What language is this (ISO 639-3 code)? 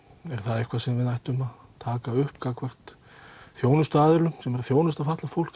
isl